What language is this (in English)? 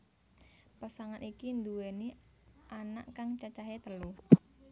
Javanese